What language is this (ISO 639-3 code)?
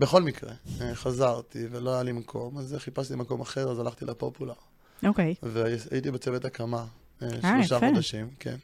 heb